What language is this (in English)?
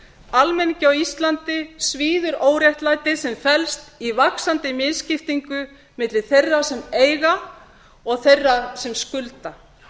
Icelandic